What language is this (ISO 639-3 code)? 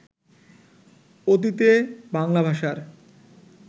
ben